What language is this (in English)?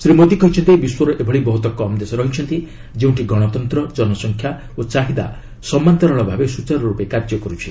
Odia